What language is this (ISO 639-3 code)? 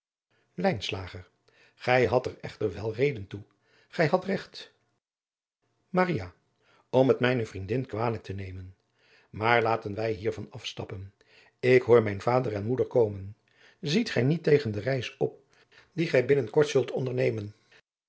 nld